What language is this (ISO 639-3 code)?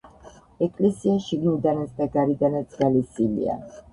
kat